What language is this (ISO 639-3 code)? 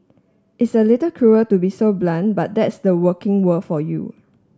eng